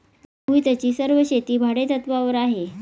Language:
Marathi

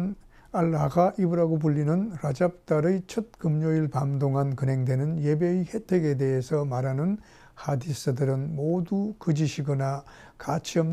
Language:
Korean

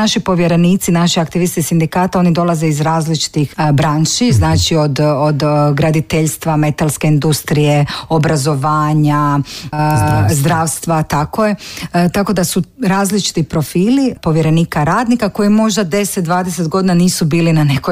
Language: Croatian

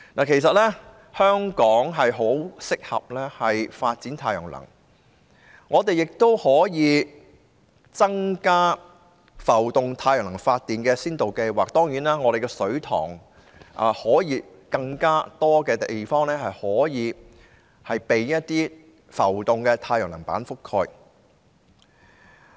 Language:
Cantonese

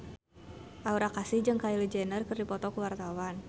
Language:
Sundanese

